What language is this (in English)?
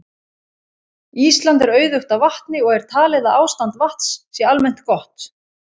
Icelandic